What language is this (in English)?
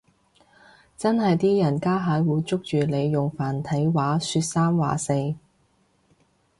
Cantonese